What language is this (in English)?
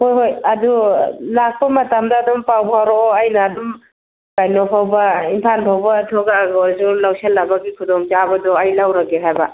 Manipuri